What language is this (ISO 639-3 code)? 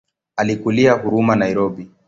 swa